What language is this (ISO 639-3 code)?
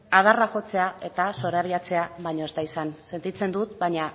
eus